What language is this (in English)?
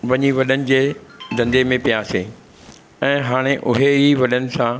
Sindhi